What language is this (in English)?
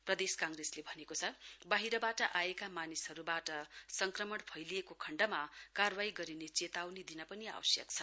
Nepali